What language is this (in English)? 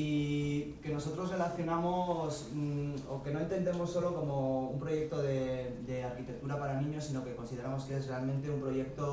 Spanish